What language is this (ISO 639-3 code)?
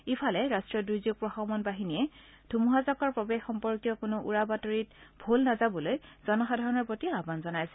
asm